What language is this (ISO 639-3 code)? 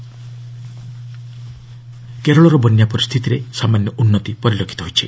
ori